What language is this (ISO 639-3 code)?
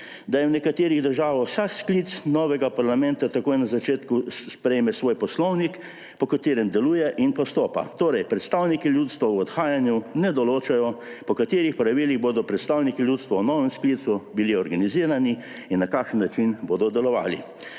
slv